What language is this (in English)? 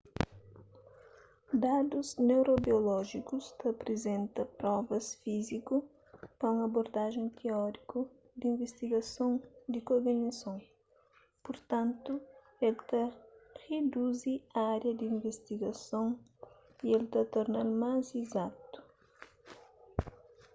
Kabuverdianu